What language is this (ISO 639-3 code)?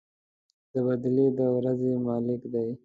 pus